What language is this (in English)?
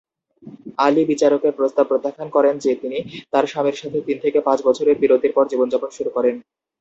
Bangla